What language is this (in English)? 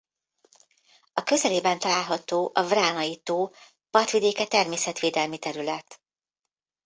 Hungarian